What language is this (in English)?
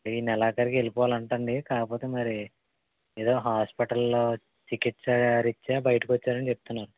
Telugu